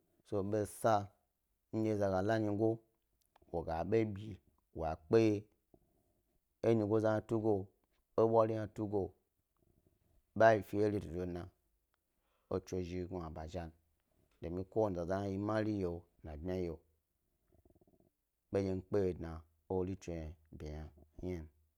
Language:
Gbari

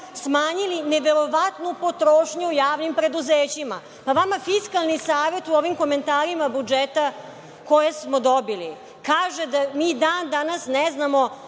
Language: Serbian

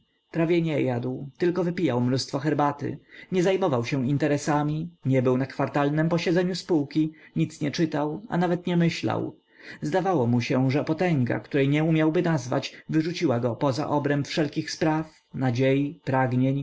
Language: Polish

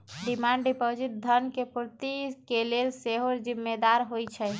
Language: Magahi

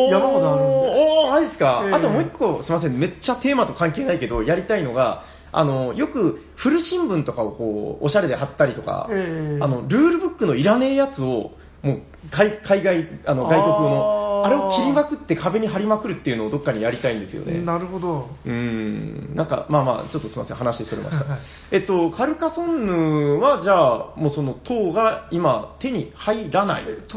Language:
Japanese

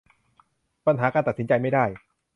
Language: Thai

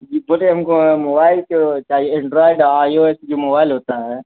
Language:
Urdu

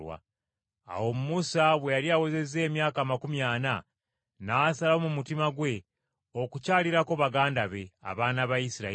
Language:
Ganda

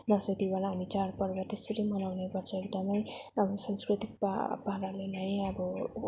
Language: Nepali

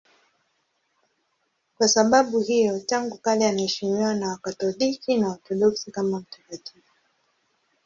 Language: Swahili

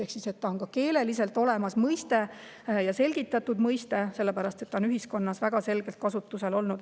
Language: Estonian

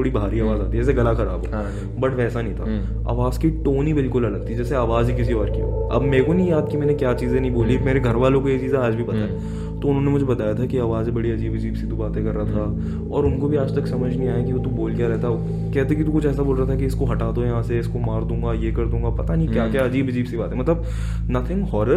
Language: Hindi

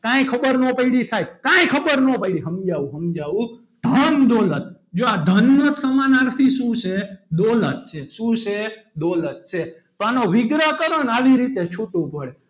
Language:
Gujarati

